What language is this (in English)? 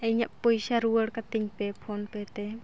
Santali